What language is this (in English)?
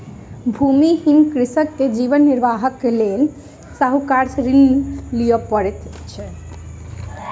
Maithili